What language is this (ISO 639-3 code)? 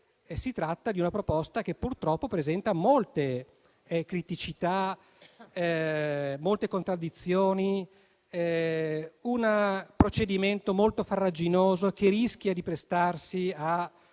ita